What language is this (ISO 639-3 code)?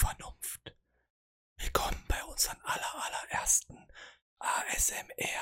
deu